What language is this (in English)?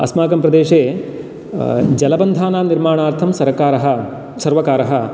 Sanskrit